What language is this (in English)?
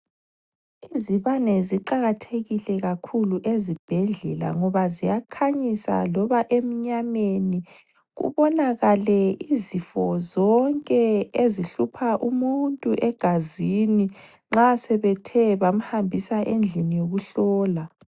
North Ndebele